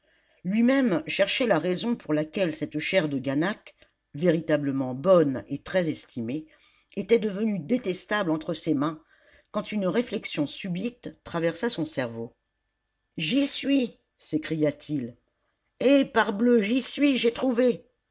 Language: French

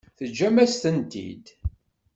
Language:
Kabyle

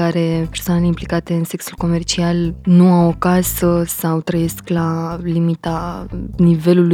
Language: Romanian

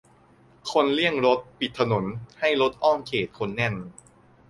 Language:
Thai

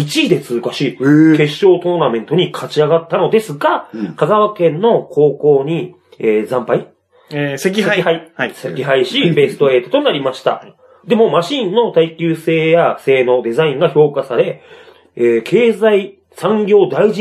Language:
Japanese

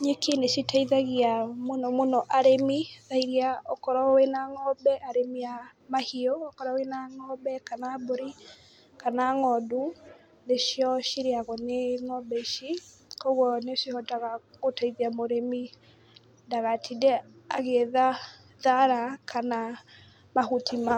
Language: Kikuyu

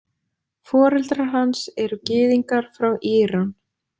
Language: Icelandic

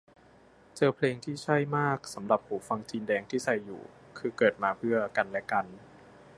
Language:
Thai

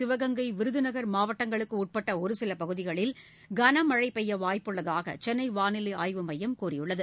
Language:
Tamil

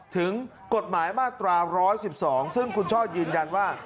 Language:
Thai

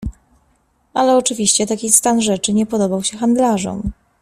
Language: Polish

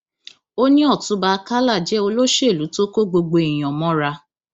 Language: Yoruba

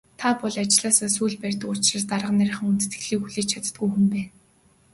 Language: Mongolian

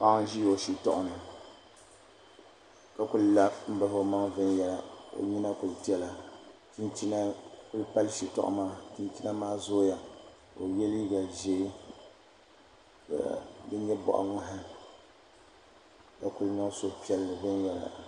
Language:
Dagbani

